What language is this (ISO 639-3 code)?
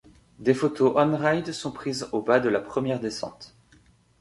fra